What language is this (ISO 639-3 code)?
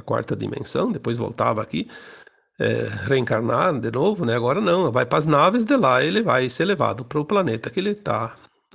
por